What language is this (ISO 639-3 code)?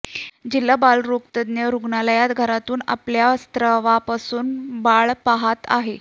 mar